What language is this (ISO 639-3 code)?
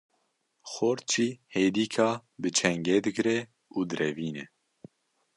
kur